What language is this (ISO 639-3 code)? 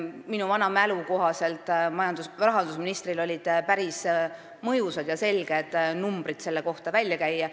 est